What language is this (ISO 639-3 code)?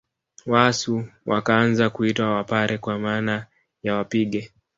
swa